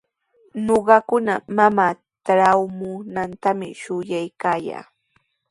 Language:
Sihuas Ancash Quechua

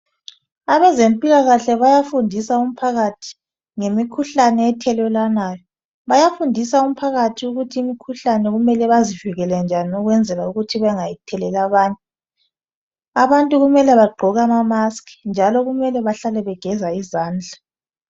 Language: North Ndebele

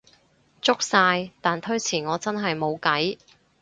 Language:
Cantonese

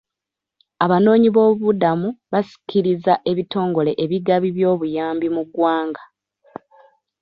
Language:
Ganda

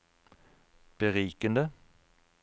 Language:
Norwegian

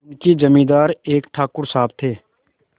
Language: Hindi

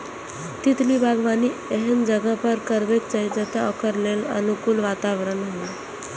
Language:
Maithili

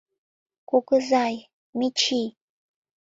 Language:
Mari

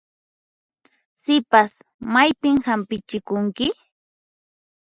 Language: Puno Quechua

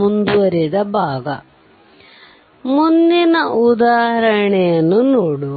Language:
Kannada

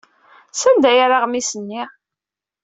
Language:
Kabyle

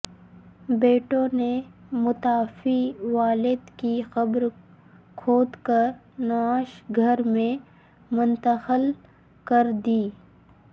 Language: Urdu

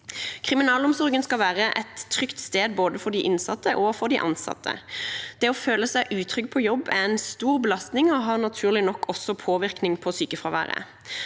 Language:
Norwegian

